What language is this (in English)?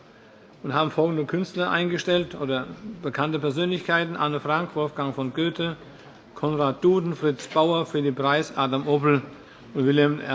German